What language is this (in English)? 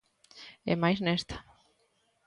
Galician